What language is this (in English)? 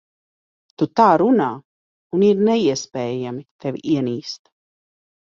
Latvian